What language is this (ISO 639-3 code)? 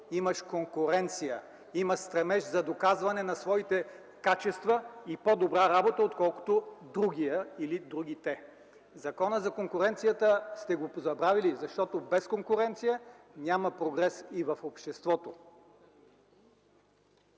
bul